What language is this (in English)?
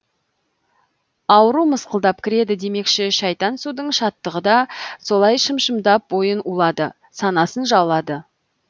Kazakh